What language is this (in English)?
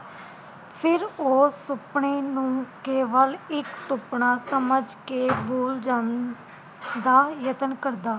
Punjabi